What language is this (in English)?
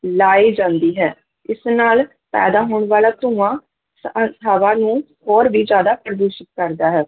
Punjabi